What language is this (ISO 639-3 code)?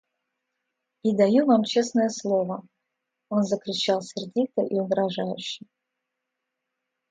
rus